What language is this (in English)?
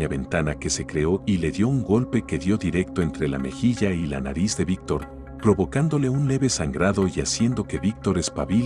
Spanish